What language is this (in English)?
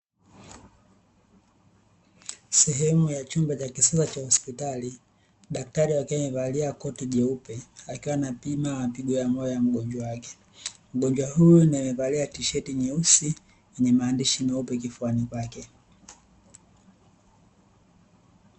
Swahili